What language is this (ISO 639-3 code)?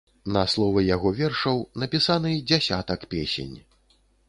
bel